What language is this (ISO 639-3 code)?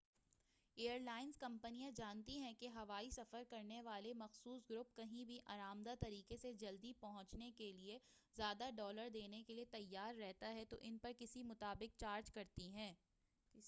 urd